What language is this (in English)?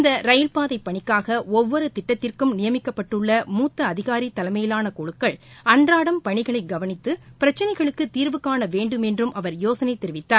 Tamil